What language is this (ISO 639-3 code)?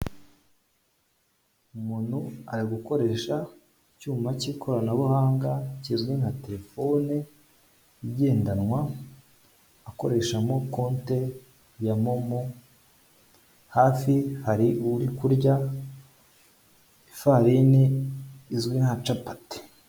kin